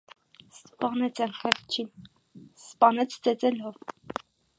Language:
Armenian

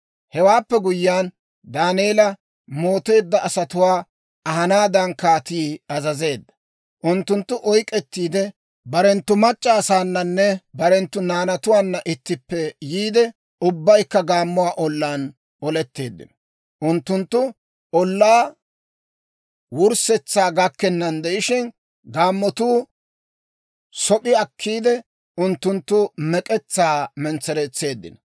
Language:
Dawro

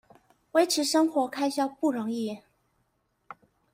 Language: Chinese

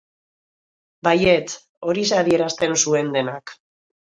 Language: Basque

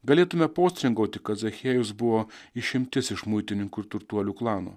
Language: Lithuanian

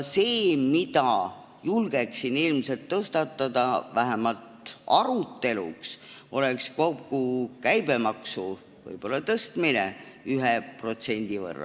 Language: Estonian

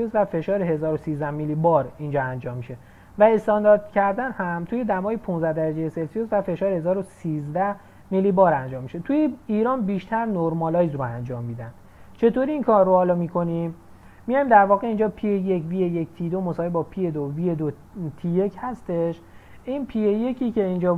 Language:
Persian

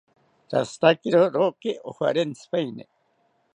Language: South Ucayali Ashéninka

